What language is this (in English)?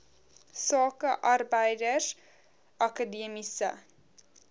Afrikaans